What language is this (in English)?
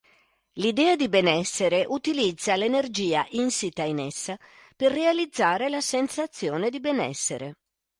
Italian